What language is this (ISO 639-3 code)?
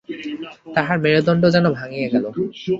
ben